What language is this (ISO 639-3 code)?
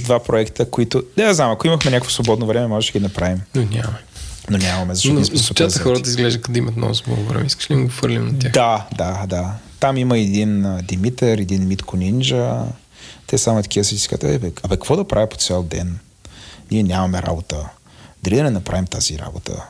bul